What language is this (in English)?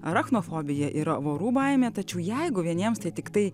Lithuanian